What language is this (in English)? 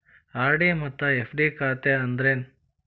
Kannada